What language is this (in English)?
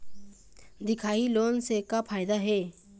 Chhattisgarhi